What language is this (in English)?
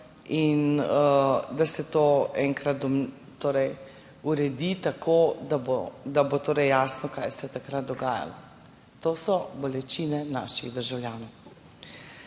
Slovenian